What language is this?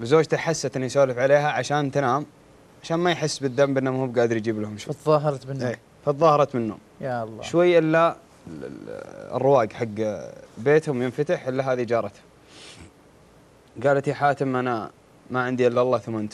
Arabic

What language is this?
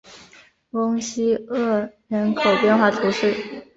Chinese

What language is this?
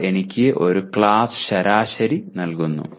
Malayalam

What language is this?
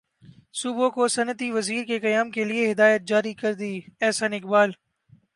Urdu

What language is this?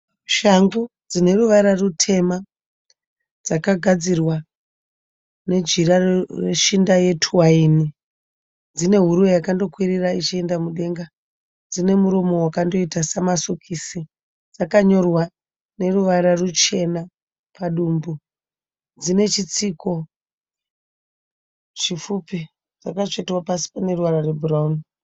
Shona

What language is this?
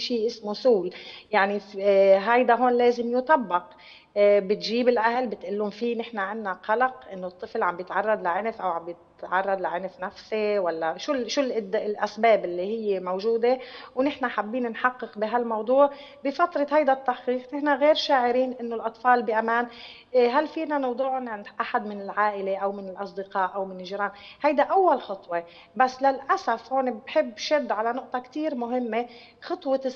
Arabic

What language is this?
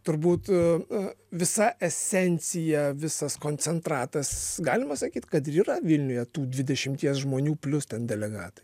Lithuanian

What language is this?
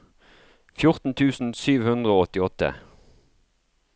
Norwegian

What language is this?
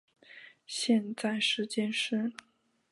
Chinese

